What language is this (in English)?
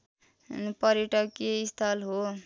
Nepali